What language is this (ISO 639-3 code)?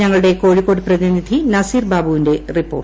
mal